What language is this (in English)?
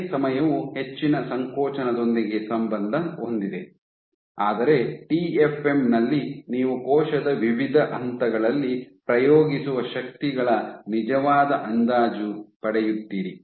Kannada